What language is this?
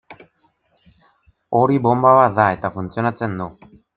Basque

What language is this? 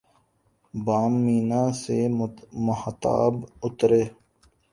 Urdu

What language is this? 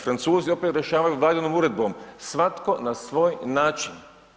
Croatian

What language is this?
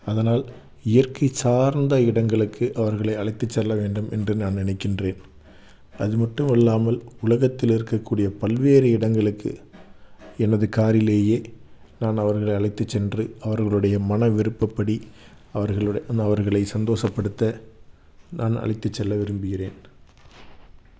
Tamil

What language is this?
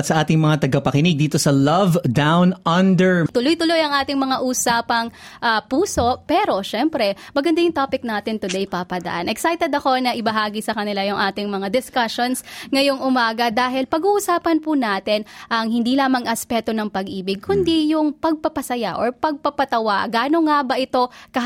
Filipino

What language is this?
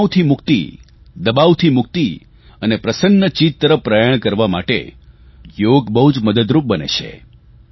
Gujarati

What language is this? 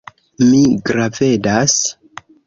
Esperanto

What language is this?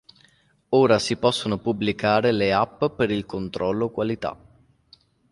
Italian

